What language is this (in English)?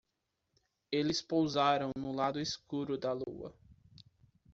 Portuguese